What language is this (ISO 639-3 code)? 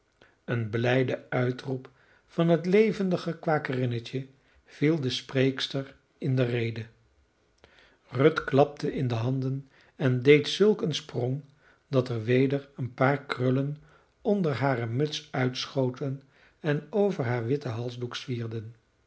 nld